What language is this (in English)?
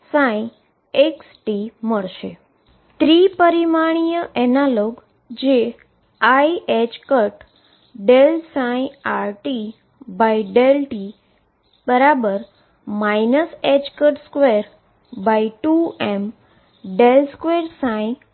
Gujarati